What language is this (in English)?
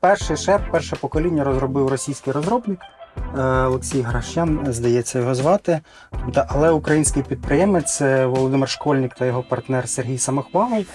Ukrainian